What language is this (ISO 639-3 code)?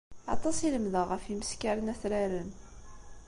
kab